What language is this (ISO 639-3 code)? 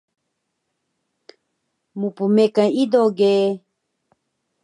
trv